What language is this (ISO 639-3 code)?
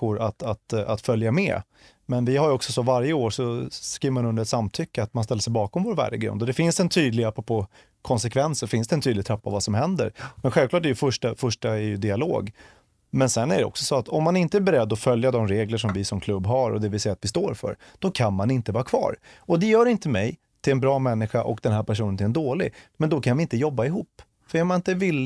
swe